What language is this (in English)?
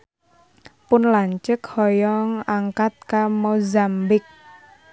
Sundanese